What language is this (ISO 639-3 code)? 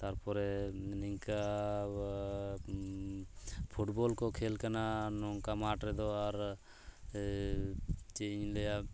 sat